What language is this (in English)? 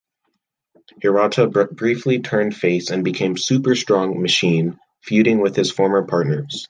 English